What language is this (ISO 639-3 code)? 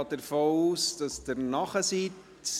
gsw